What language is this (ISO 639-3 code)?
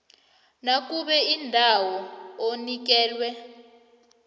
nbl